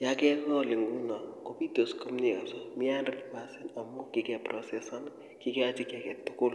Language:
Kalenjin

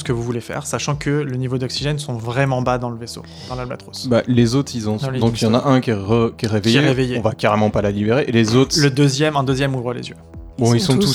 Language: French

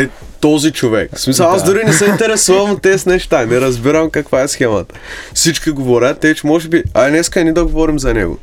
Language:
Bulgarian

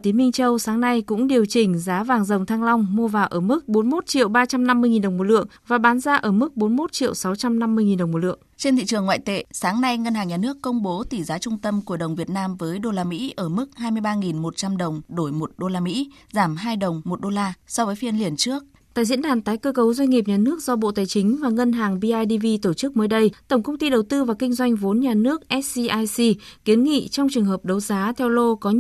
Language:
Vietnamese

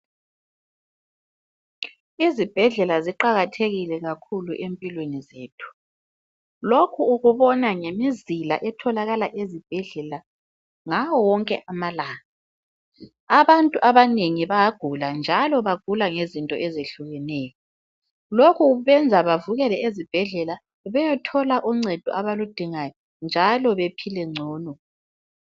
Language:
North Ndebele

